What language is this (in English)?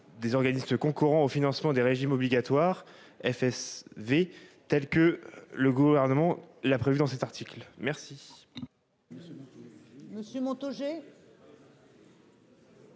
French